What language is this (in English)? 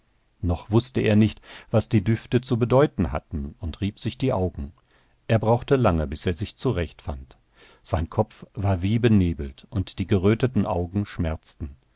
German